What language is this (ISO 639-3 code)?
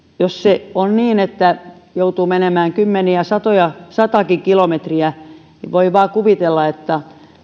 fin